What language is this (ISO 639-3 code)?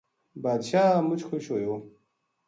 gju